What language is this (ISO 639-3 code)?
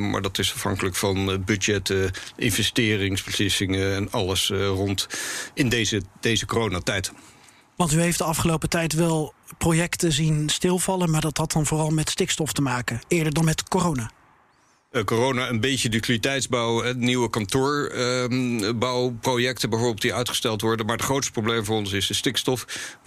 nld